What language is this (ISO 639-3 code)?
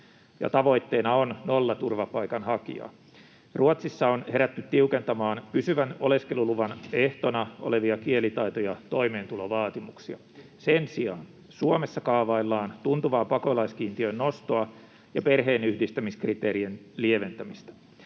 fin